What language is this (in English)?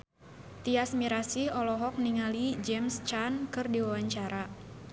Sundanese